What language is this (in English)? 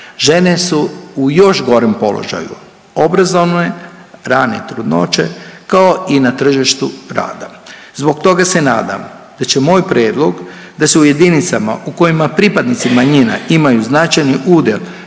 Croatian